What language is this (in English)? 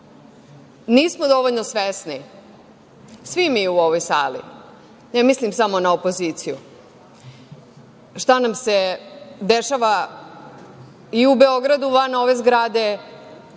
Serbian